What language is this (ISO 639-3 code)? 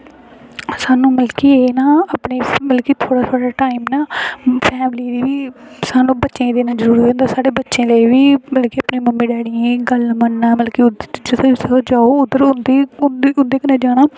doi